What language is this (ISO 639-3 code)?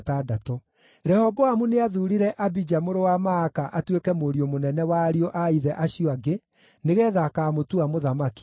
kik